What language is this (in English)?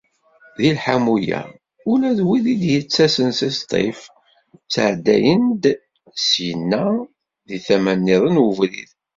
Kabyle